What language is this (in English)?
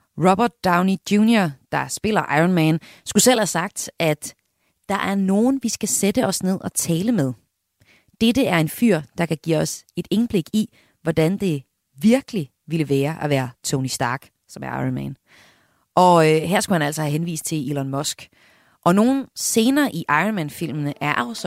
Danish